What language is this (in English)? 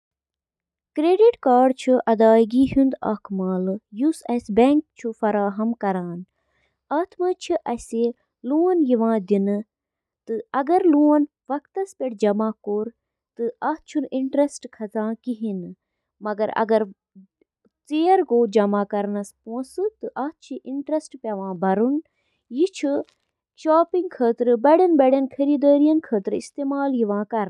Kashmiri